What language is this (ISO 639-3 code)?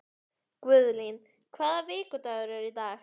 isl